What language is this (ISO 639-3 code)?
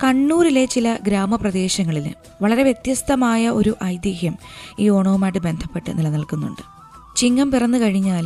mal